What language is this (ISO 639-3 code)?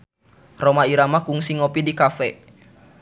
sun